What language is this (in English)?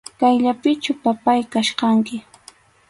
Arequipa-La Unión Quechua